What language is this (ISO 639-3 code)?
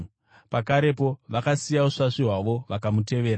sna